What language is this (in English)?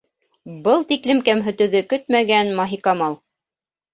Bashkir